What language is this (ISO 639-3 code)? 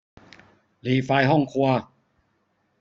tha